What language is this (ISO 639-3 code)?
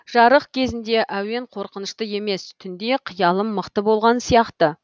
kaz